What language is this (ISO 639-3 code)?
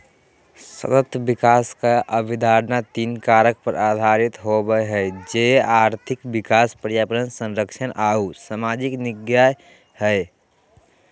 mag